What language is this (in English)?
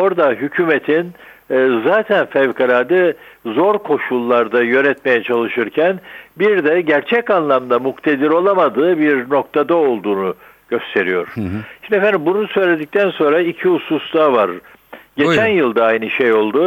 Turkish